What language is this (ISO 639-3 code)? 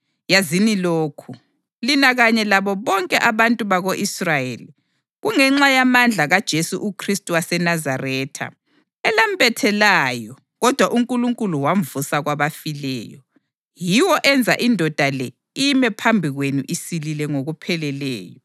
nde